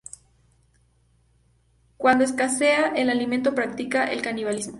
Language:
Spanish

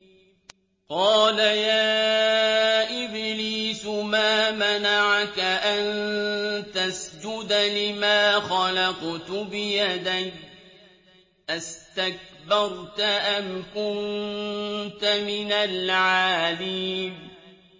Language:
Arabic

